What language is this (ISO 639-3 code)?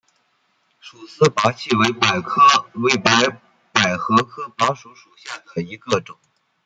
zho